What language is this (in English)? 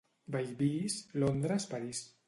Catalan